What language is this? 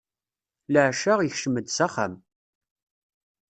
Kabyle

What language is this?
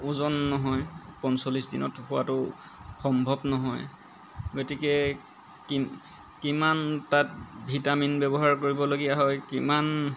Assamese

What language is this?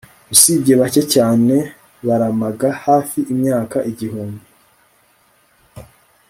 Kinyarwanda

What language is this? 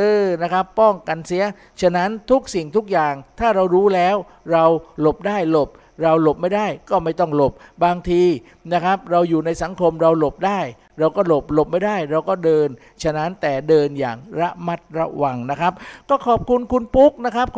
Thai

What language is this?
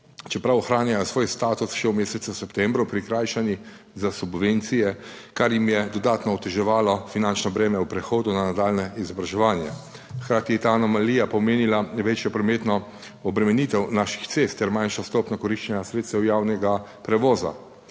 Slovenian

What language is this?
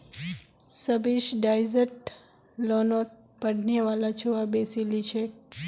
Magahi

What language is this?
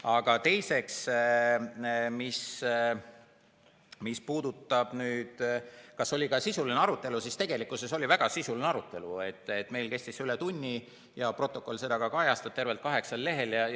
Estonian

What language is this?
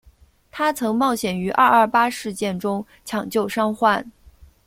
Chinese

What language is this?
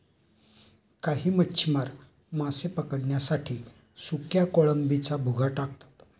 Marathi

